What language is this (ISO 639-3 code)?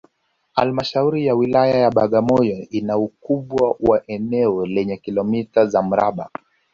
swa